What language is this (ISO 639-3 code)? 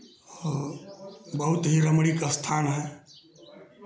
hin